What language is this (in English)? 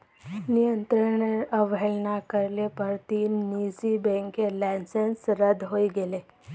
Magahi